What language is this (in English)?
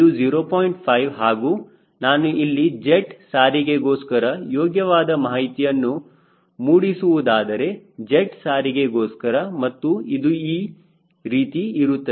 Kannada